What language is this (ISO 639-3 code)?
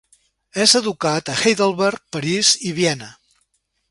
cat